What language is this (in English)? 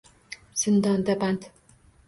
Uzbek